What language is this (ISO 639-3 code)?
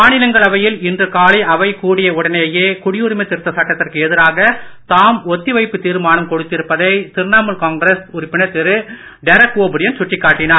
tam